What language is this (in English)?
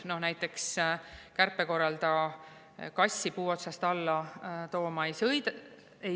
Estonian